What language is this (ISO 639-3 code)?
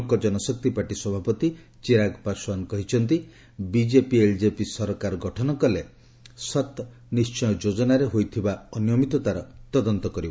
ori